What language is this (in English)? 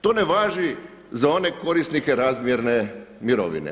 Croatian